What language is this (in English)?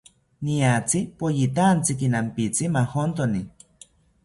South Ucayali Ashéninka